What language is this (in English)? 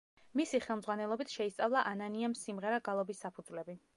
Georgian